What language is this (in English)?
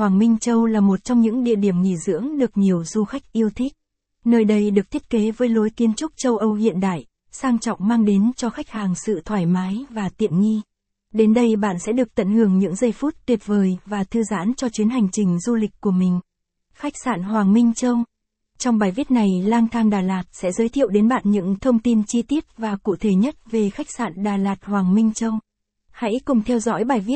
Vietnamese